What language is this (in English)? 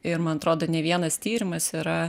Lithuanian